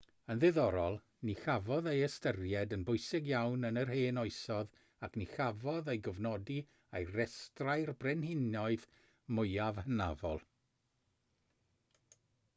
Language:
Welsh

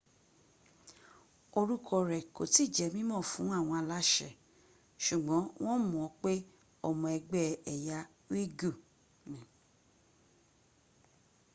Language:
Yoruba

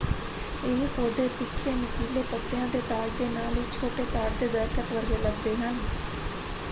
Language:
Punjabi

